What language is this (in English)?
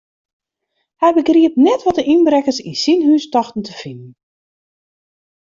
Western Frisian